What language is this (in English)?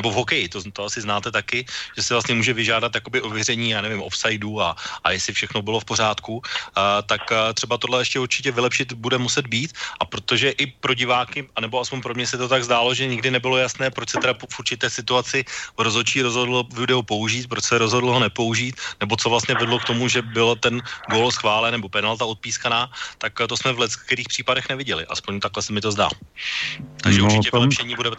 Czech